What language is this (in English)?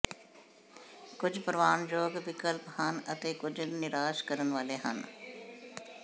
Punjabi